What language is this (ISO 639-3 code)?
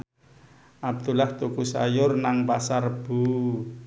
jav